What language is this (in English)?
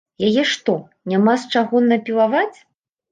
Belarusian